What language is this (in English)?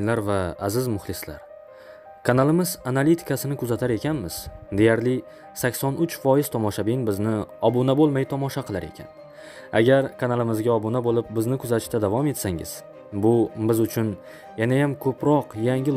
Turkish